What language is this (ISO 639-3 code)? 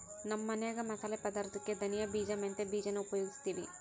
kan